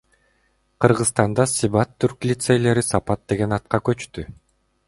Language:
Kyrgyz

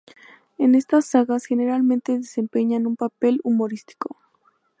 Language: Spanish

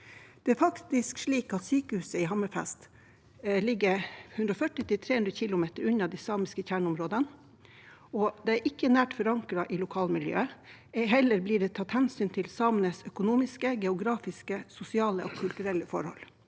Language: Norwegian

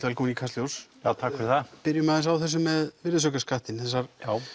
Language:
Icelandic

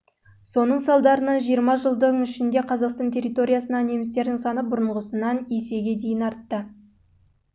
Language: Kazakh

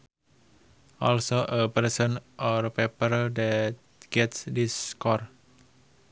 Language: Sundanese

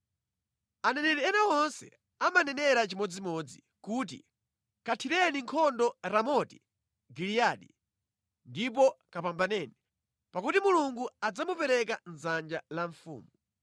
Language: Nyanja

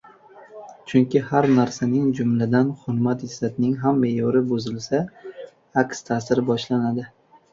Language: Uzbek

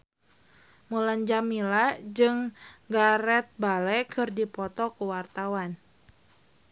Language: Sundanese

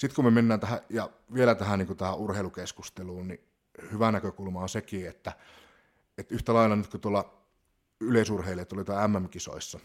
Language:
Finnish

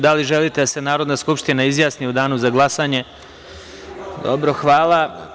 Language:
Serbian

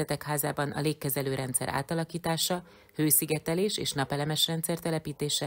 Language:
Hungarian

